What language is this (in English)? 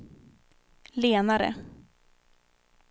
Swedish